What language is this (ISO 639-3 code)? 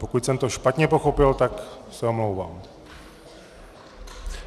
ces